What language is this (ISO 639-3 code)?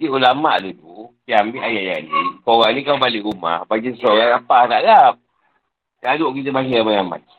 msa